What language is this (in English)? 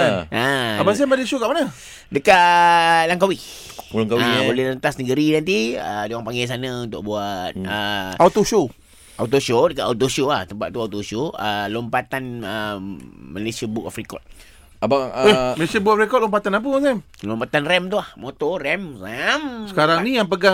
Malay